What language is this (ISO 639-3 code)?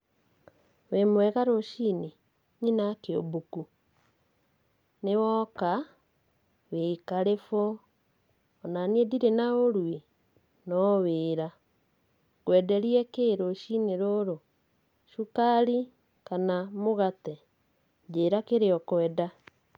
kik